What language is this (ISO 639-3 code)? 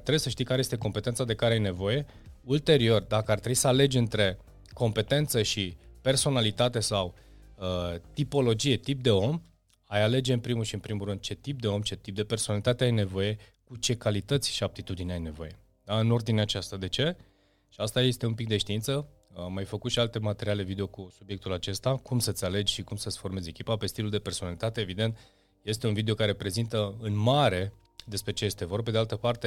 ron